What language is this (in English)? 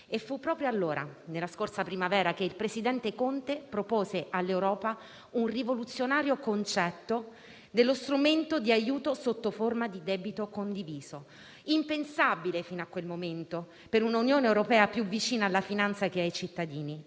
Italian